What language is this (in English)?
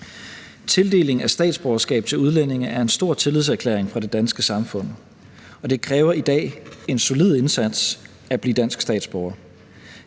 Danish